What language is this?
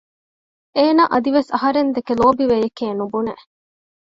Divehi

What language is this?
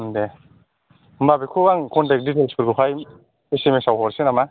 Bodo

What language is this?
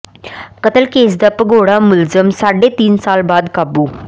Punjabi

